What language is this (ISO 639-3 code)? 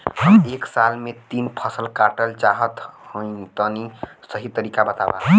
bho